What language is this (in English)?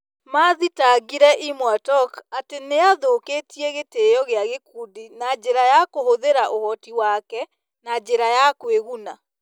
Kikuyu